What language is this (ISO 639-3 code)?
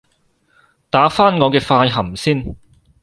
yue